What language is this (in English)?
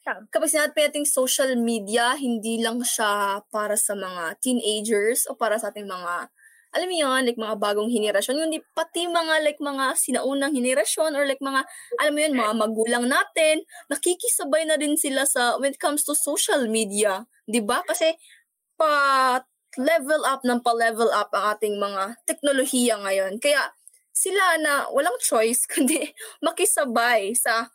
Filipino